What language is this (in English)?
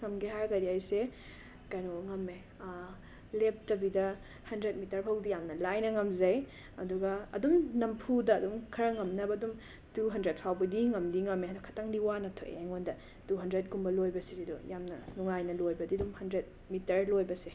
Manipuri